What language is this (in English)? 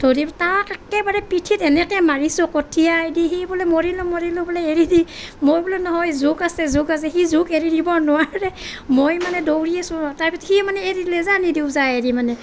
Assamese